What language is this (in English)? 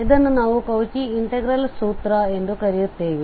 Kannada